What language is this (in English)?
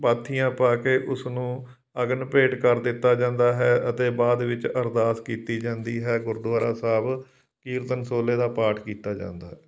Punjabi